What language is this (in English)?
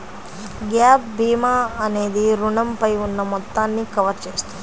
Telugu